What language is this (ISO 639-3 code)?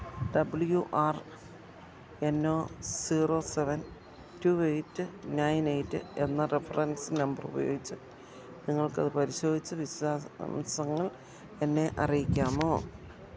mal